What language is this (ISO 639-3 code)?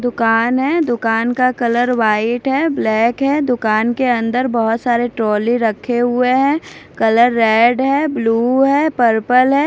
hin